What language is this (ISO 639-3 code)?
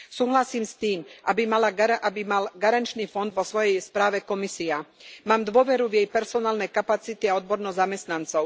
slk